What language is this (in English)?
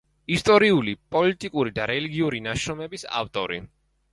Georgian